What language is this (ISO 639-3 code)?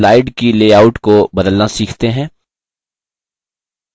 hin